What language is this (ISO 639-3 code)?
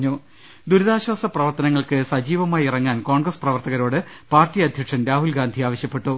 mal